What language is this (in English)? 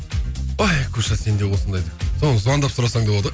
Kazakh